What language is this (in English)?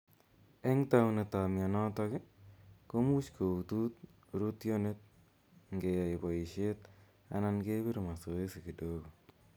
Kalenjin